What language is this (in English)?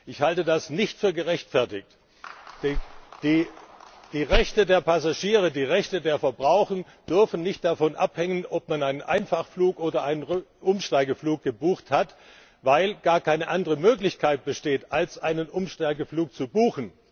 German